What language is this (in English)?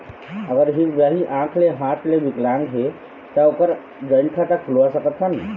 Chhattisgarhi